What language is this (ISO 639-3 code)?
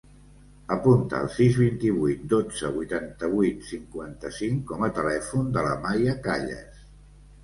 cat